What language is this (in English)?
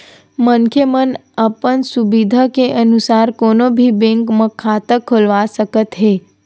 Chhattisgarhi